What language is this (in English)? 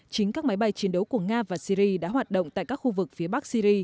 Vietnamese